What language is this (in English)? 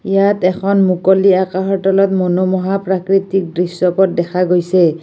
Assamese